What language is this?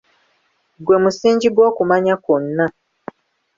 Ganda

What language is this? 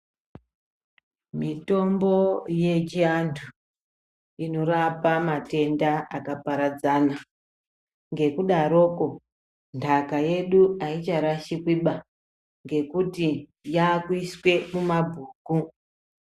Ndau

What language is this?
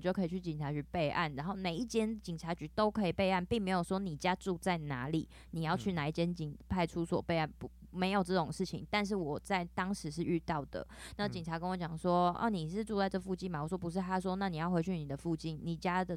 Chinese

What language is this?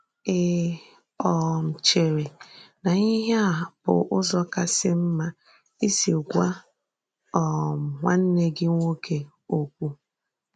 Igbo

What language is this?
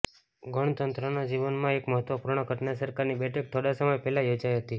Gujarati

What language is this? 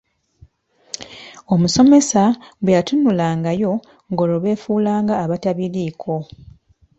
Ganda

